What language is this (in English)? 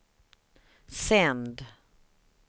Swedish